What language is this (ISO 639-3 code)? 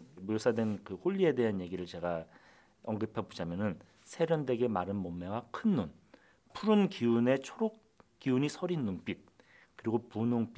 kor